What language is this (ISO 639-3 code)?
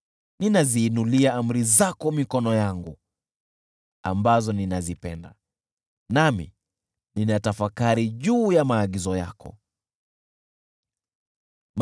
swa